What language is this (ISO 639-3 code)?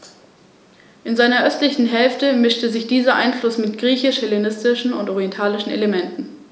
deu